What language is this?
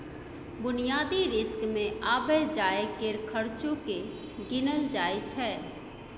Maithili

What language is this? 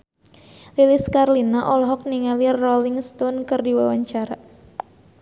Sundanese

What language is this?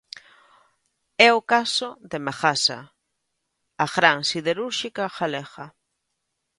Galician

